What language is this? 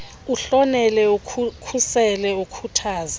Xhosa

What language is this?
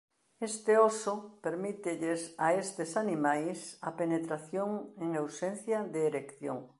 Galician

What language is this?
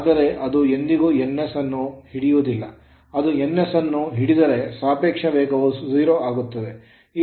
Kannada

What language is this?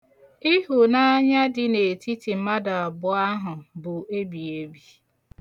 Igbo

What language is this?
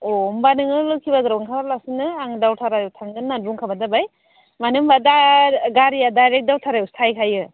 Bodo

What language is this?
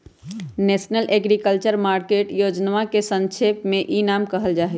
Magahi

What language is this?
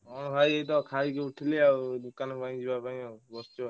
Odia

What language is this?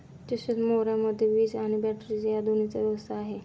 Marathi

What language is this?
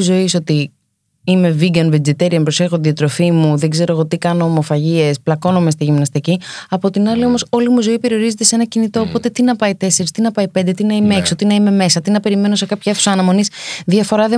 Greek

